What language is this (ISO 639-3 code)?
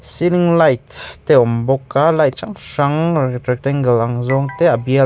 lus